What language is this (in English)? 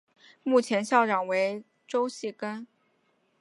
Chinese